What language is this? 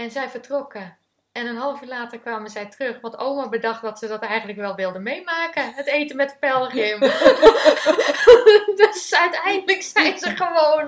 Dutch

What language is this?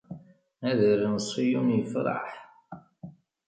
Kabyle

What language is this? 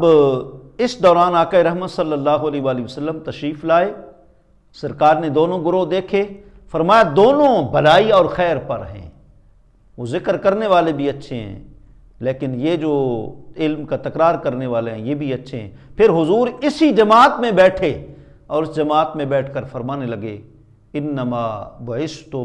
Urdu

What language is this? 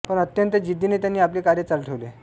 Marathi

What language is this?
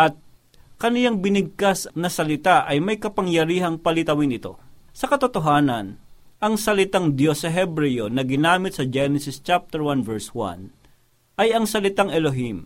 Filipino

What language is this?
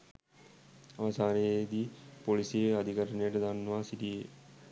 Sinhala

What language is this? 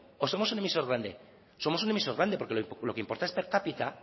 Spanish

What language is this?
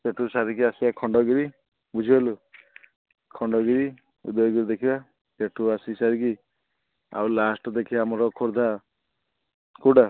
Odia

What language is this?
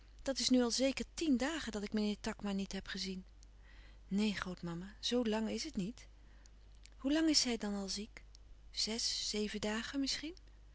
Dutch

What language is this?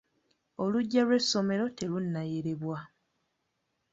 Ganda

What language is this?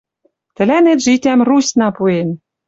Western Mari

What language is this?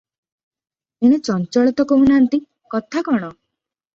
Odia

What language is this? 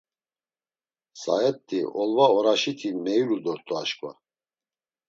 Laz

